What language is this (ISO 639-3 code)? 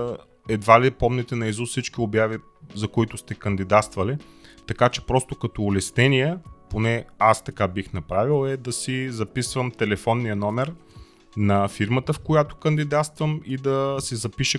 bul